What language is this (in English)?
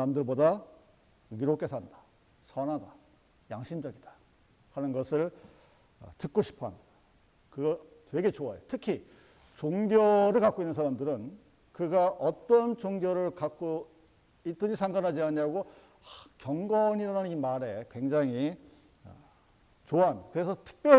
Korean